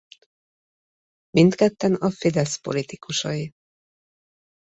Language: Hungarian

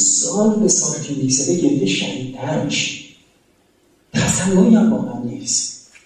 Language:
Persian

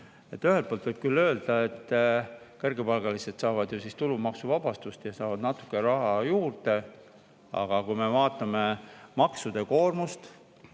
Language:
Estonian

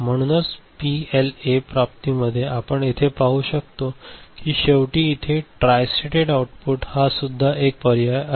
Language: Marathi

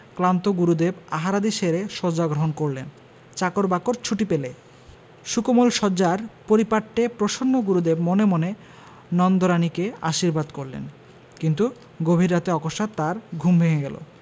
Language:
Bangla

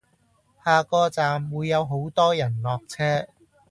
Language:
Cantonese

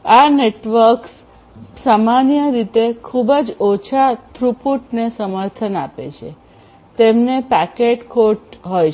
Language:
Gujarati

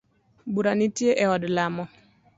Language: Luo (Kenya and Tanzania)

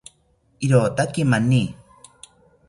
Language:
South Ucayali Ashéninka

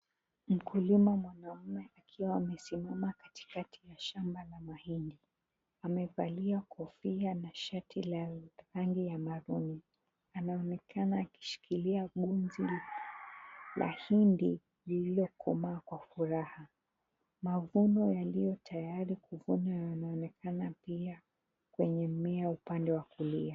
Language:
Swahili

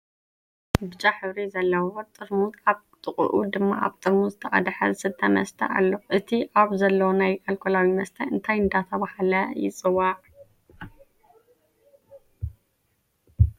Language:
Tigrinya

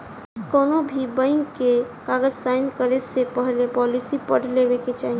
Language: Bhojpuri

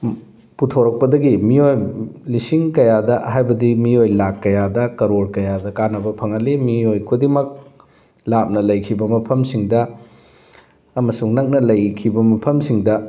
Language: Manipuri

